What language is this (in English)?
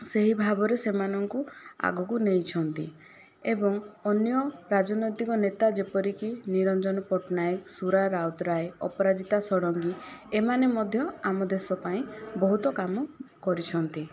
Odia